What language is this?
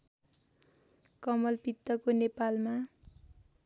Nepali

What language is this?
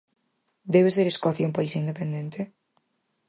Galician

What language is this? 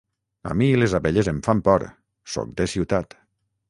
Catalan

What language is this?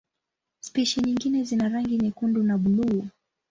Swahili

